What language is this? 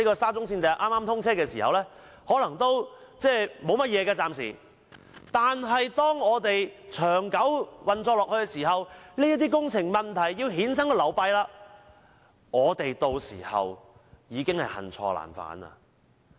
Cantonese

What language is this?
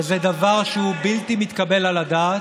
Hebrew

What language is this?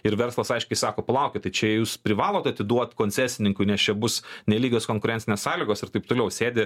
Lithuanian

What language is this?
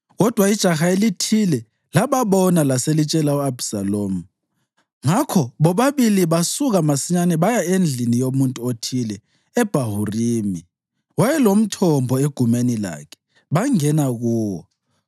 North Ndebele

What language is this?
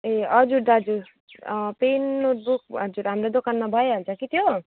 Nepali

